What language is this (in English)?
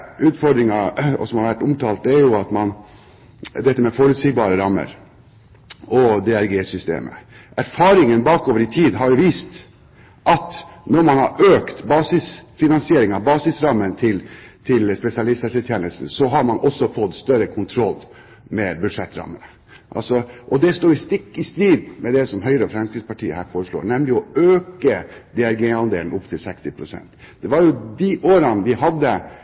Norwegian Bokmål